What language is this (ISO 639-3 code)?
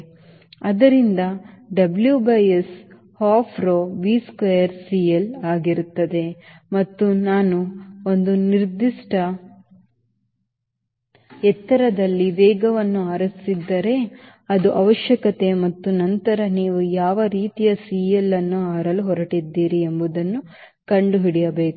kan